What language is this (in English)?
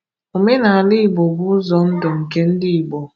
Igbo